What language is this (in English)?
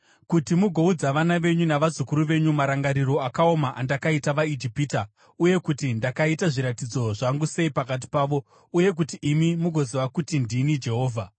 Shona